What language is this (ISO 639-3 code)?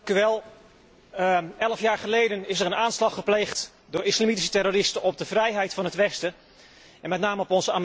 nld